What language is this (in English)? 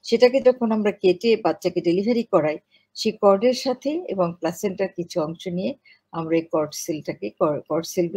Hindi